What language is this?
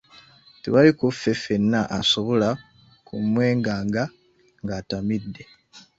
Ganda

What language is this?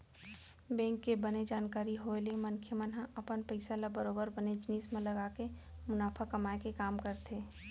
Chhattisgarhi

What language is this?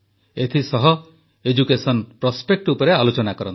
Odia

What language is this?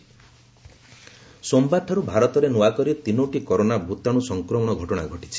Odia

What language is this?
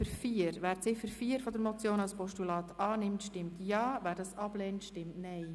Swiss German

